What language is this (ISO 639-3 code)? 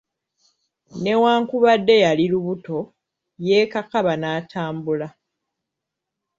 lug